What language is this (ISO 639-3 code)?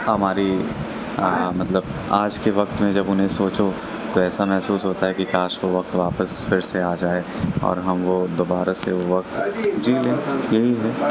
urd